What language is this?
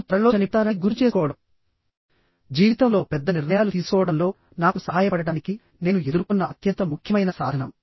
Telugu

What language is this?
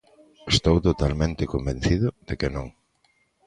Galician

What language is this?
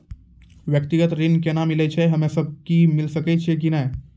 Maithili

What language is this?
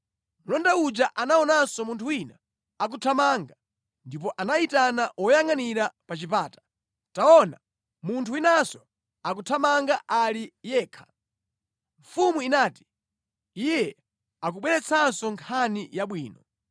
Nyanja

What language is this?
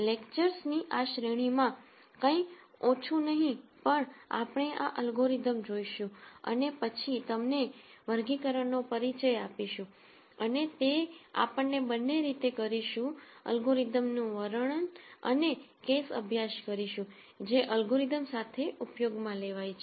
Gujarati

